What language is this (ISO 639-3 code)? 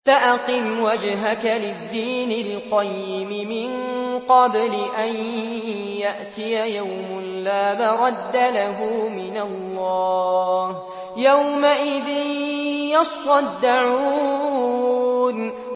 ara